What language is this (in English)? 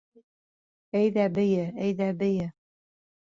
Bashkir